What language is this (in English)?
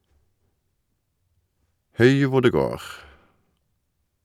Norwegian